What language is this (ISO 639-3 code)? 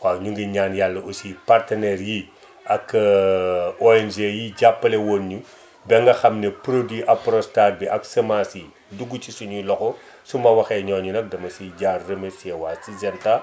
wol